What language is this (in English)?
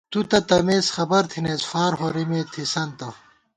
Gawar-Bati